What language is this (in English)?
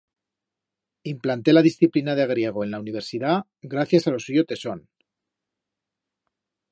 Aragonese